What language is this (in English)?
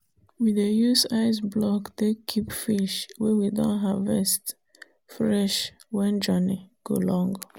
Nigerian Pidgin